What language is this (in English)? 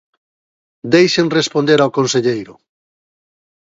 Galician